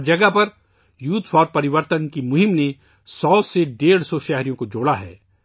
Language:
Urdu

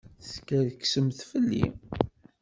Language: Kabyle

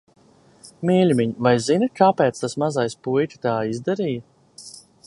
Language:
Latvian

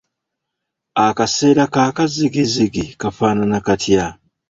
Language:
Ganda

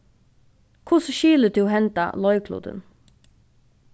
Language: Faroese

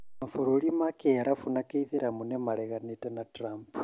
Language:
Kikuyu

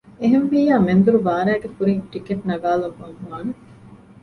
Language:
Divehi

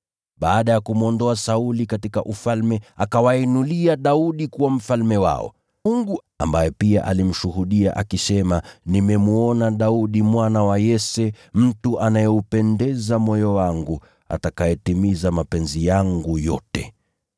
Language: Swahili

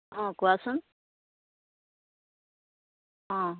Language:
Assamese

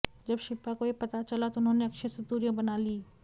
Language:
Hindi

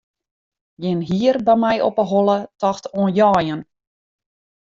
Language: Western Frisian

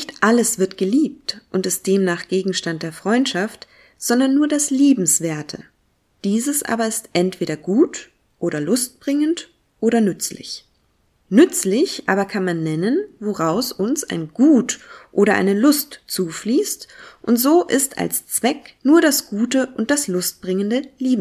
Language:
German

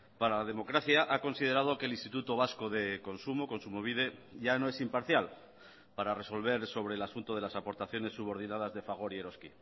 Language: Spanish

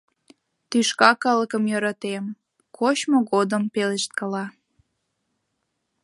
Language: Mari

